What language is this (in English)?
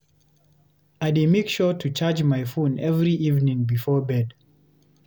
Nigerian Pidgin